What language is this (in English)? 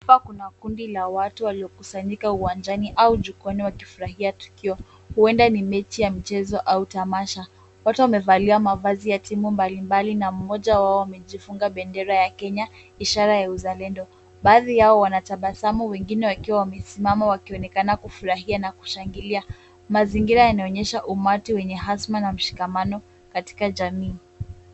Swahili